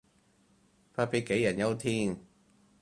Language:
Cantonese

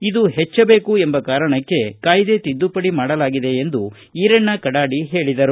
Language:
Kannada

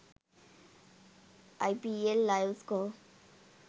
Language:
Sinhala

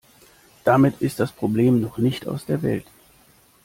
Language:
German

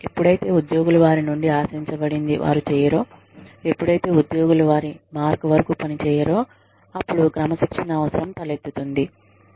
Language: Telugu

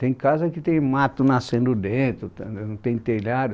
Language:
Portuguese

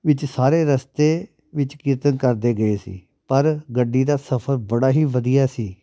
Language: Punjabi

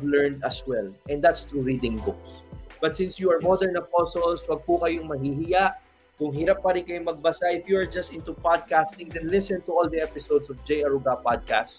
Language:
Filipino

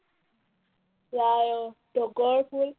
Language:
Assamese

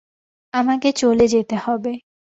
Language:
Bangla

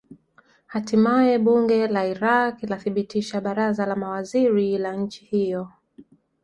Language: Swahili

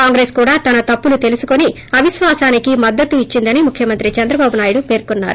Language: Telugu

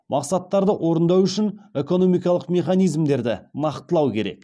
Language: Kazakh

